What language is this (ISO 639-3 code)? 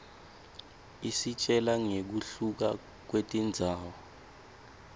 ssw